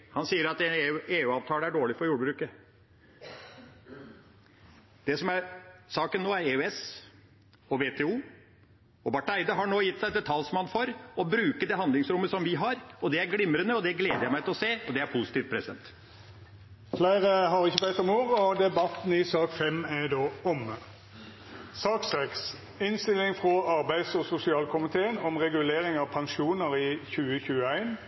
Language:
Norwegian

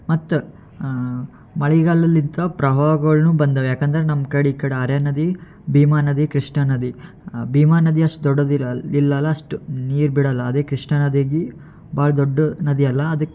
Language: Kannada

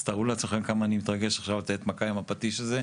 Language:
Hebrew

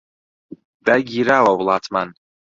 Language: Central Kurdish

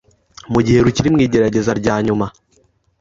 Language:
Kinyarwanda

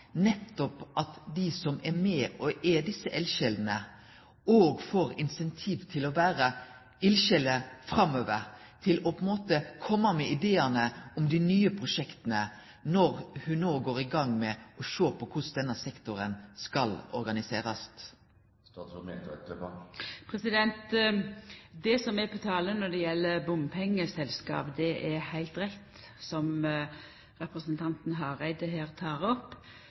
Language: Norwegian Nynorsk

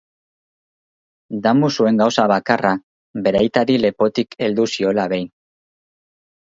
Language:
Basque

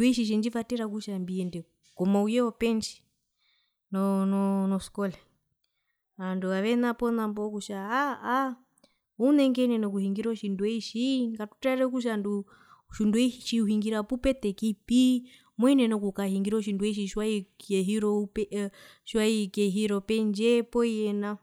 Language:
Herero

